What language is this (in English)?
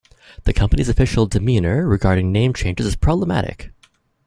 English